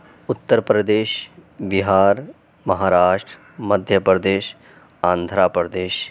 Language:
Urdu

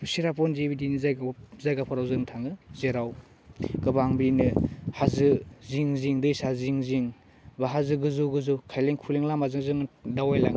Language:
Bodo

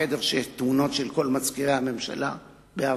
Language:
Hebrew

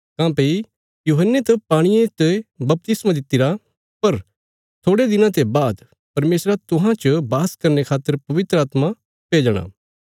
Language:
Bilaspuri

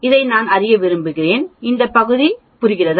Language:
Tamil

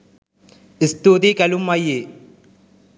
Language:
Sinhala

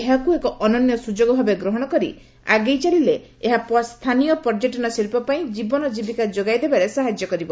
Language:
Odia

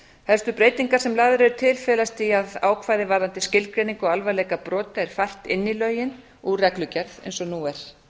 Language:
Icelandic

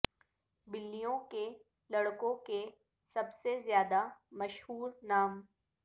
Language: Urdu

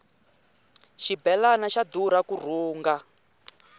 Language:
Tsonga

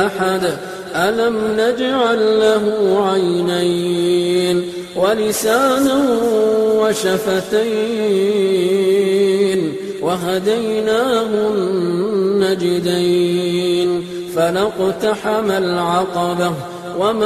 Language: Arabic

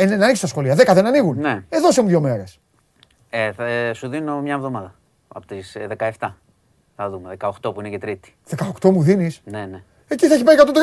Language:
Greek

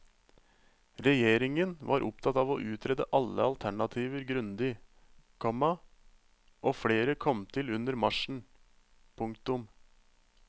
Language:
Norwegian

